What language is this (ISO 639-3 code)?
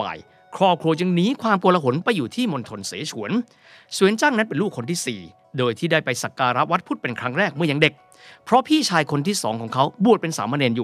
tha